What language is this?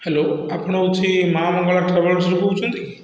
Odia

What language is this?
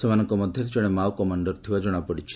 Odia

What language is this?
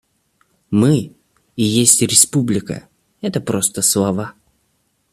Russian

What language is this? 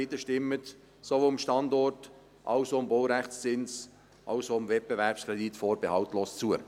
Swiss German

